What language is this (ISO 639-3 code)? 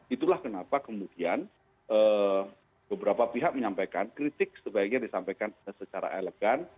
ind